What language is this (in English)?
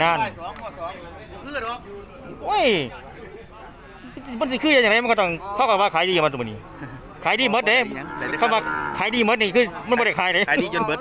Thai